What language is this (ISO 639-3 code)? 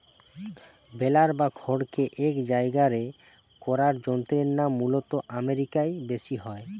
ben